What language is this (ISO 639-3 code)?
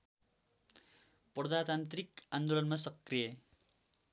nep